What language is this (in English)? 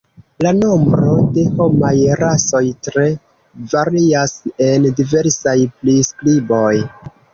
Esperanto